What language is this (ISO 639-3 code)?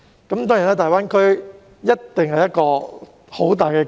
yue